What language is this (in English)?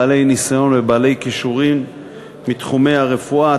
Hebrew